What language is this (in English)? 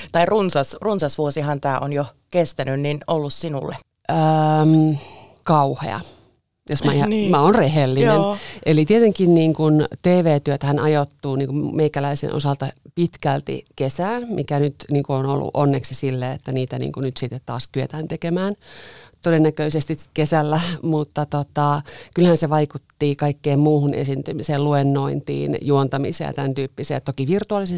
Finnish